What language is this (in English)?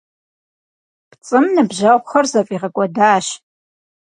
Kabardian